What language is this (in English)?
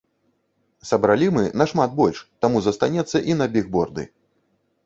Belarusian